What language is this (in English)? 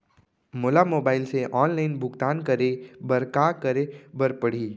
Chhattisgarhi